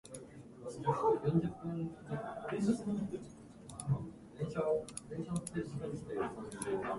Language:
Japanese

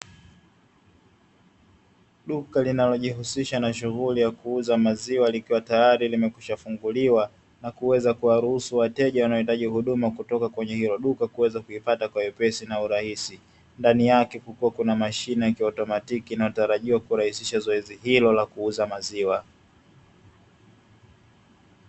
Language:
Swahili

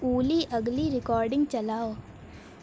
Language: Urdu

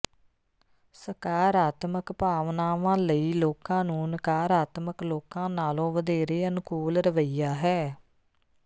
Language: Punjabi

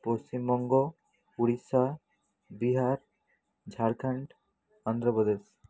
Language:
Bangla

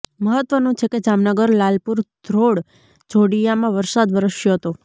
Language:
Gujarati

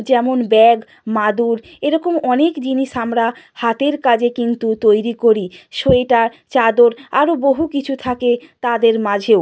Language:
Bangla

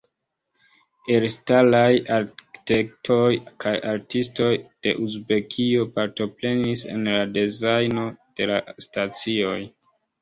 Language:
Esperanto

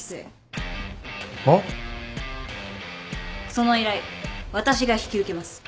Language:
Japanese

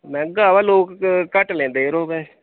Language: Dogri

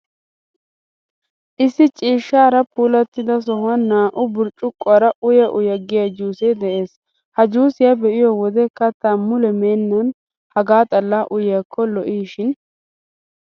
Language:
Wolaytta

